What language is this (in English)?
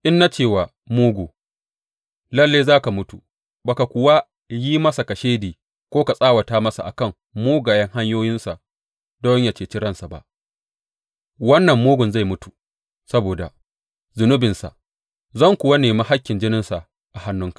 Hausa